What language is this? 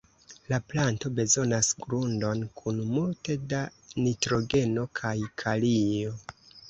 Esperanto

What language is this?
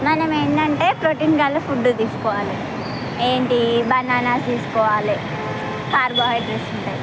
Telugu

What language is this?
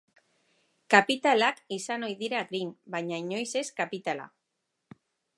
Basque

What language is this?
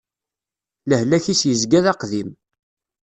Kabyle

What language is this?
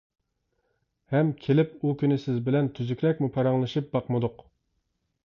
Uyghur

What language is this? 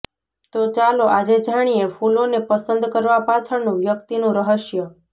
Gujarati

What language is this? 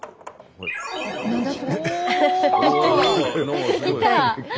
Japanese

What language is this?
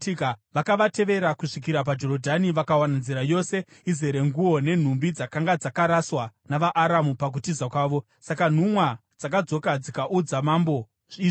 Shona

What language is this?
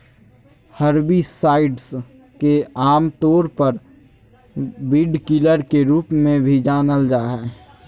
Magahi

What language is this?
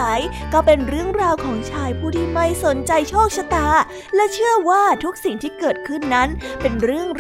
Thai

